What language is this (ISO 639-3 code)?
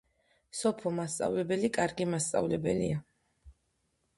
kat